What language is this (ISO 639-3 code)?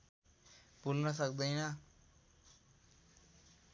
nep